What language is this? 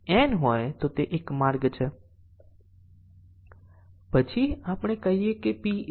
Gujarati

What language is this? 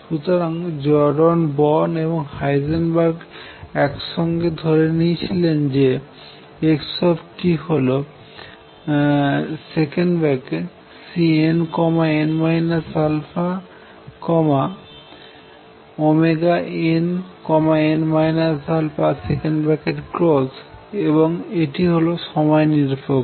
Bangla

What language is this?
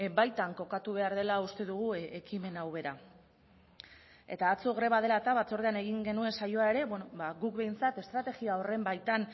Basque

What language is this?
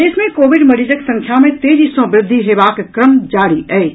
Maithili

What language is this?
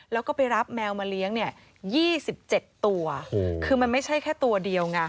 Thai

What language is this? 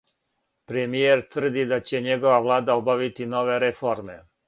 Serbian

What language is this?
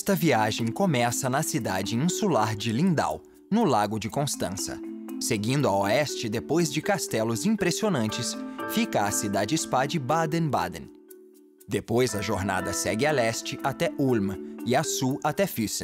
Portuguese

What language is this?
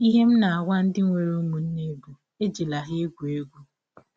Igbo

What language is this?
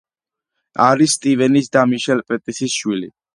Georgian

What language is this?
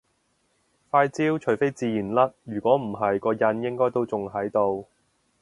Cantonese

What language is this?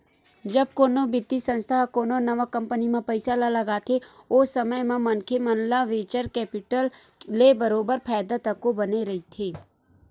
Chhattisgarhi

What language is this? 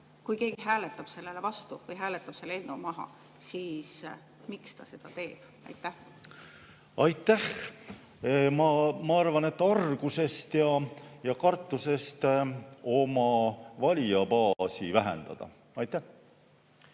Estonian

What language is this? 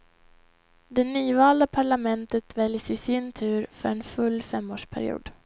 Swedish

